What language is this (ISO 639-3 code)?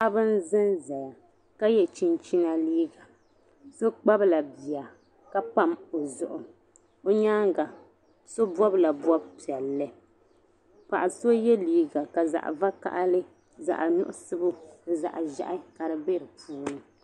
dag